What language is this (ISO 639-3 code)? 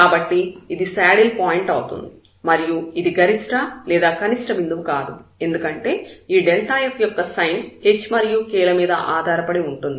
tel